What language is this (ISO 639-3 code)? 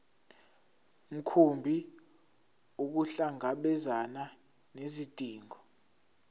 zul